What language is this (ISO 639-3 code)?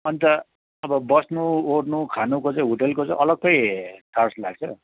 nep